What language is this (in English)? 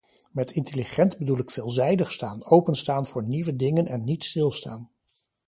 Dutch